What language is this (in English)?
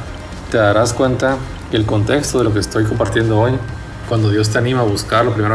Spanish